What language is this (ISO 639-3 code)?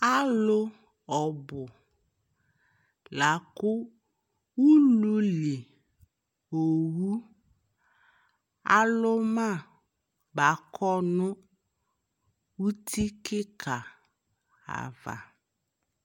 kpo